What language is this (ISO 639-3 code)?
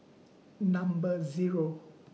eng